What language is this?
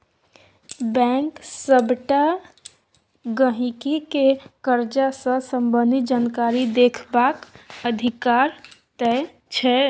Maithili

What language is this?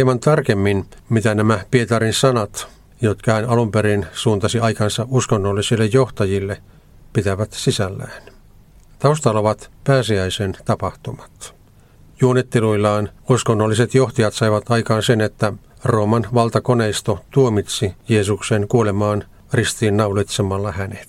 Finnish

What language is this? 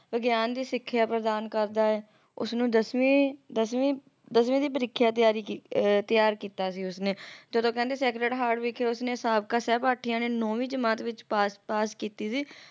Punjabi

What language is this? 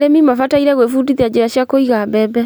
Kikuyu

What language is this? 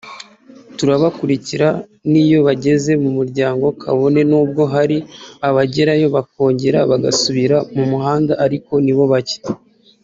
Kinyarwanda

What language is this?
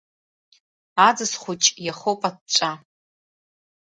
Abkhazian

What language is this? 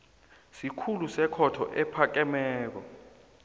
South Ndebele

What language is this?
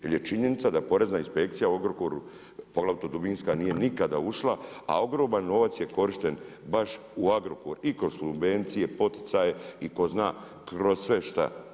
Croatian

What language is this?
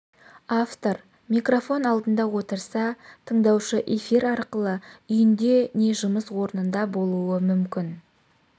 Kazakh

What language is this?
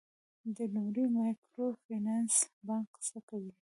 Pashto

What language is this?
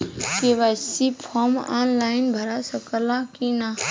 Bhojpuri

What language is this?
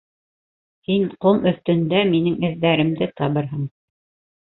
Bashkir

